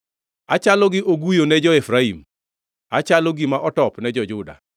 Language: Luo (Kenya and Tanzania)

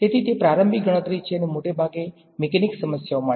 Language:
Gujarati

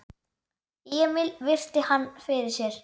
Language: Icelandic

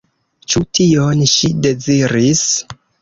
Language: Esperanto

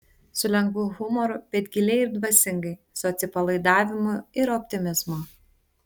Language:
Lithuanian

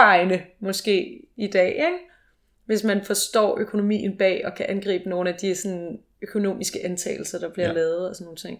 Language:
Danish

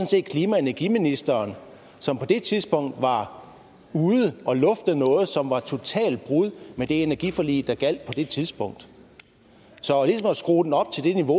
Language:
Danish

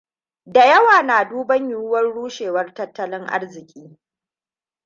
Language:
Hausa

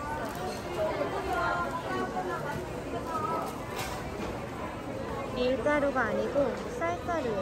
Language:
Korean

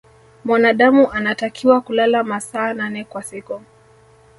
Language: Swahili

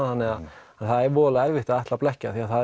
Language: Icelandic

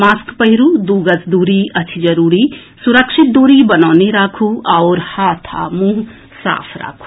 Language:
Maithili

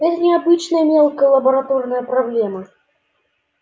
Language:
Russian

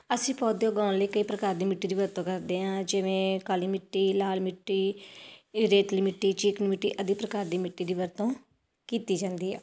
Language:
Punjabi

